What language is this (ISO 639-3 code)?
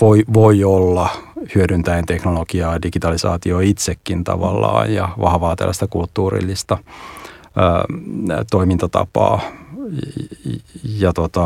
fin